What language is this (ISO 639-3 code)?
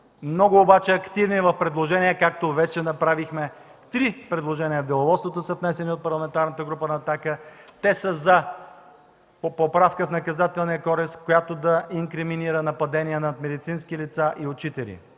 bul